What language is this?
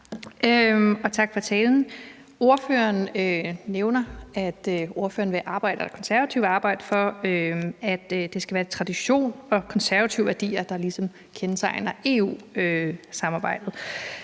Danish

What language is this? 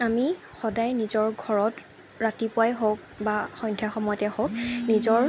Assamese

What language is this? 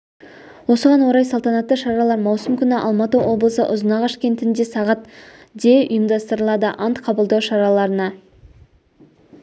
Kazakh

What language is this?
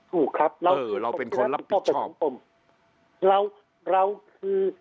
Thai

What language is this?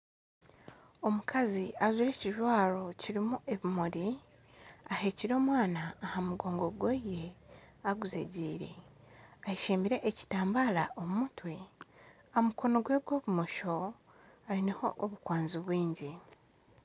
Nyankole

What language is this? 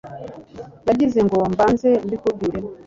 Kinyarwanda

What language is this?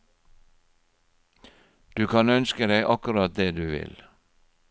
Norwegian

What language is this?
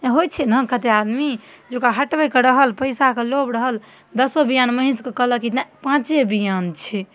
Maithili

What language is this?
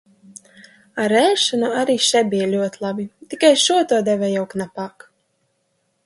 Latvian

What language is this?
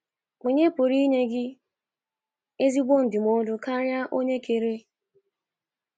Igbo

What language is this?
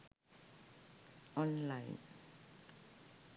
Sinhala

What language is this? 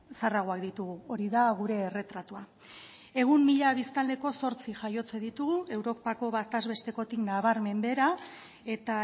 Basque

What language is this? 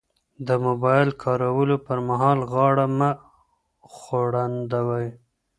Pashto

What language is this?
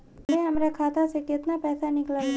Bhojpuri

